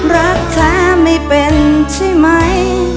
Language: Thai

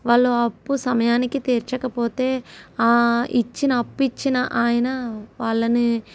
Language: Telugu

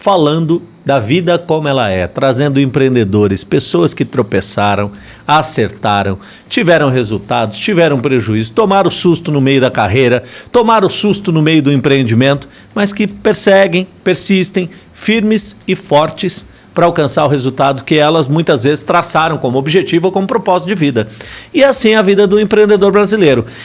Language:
Portuguese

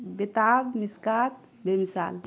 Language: Urdu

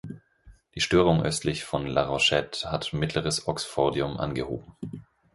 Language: German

